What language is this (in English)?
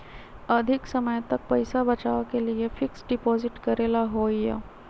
Magahi